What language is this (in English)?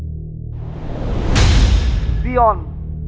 Vietnamese